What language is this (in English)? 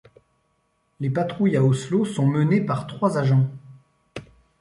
French